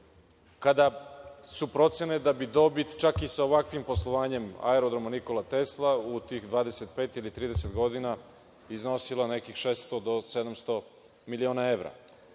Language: Serbian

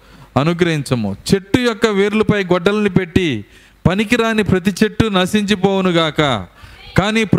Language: Telugu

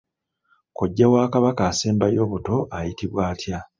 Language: Ganda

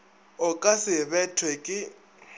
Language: Northern Sotho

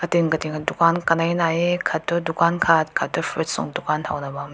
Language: Rongmei Naga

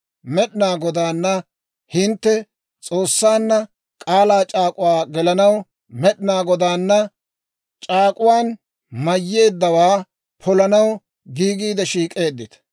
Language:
Dawro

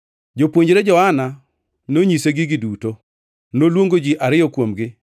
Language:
Luo (Kenya and Tanzania)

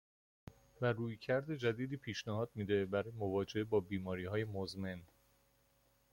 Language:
Persian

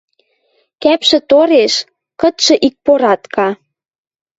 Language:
Western Mari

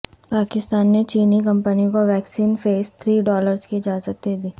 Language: Urdu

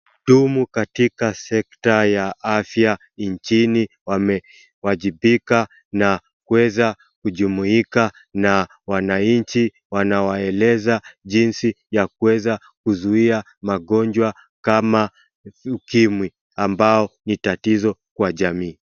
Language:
Swahili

